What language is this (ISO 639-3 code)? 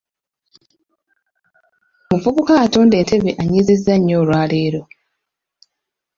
lug